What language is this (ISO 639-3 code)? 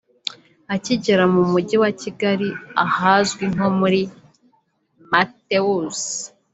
kin